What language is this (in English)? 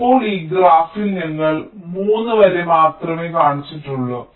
Malayalam